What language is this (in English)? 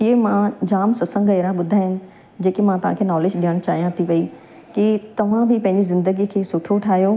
Sindhi